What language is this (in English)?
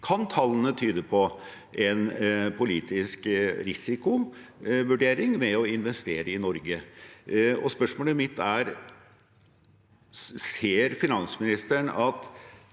Norwegian